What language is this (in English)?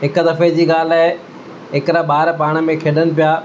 Sindhi